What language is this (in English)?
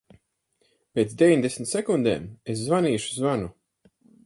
Latvian